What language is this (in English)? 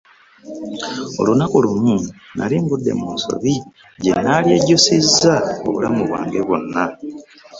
Ganda